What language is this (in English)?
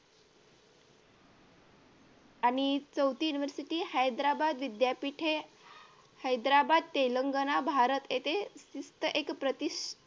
Marathi